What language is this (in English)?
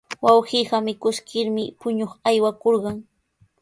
Sihuas Ancash Quechua